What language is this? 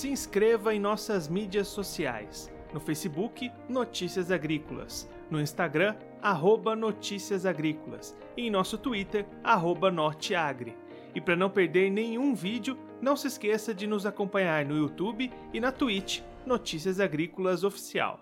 Portuguese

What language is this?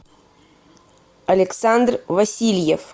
Russian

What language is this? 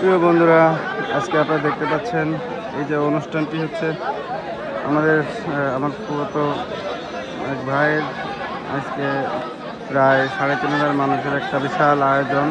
Arabic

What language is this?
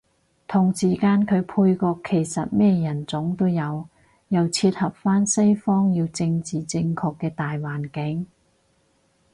Cantonese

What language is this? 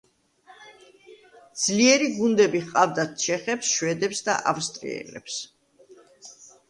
Georgian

